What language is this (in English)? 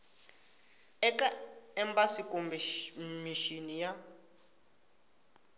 Tsonga